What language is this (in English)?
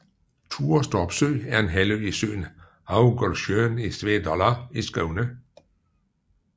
Danish